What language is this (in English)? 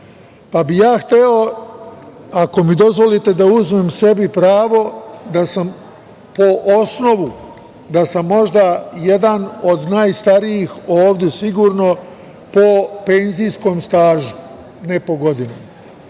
Serbian